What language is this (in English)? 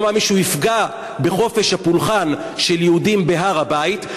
Hebrew